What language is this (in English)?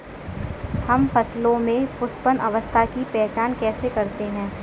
Hindi